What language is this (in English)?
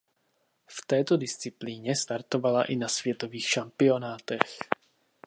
Czech